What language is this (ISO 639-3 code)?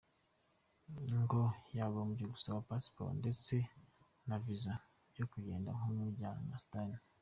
kin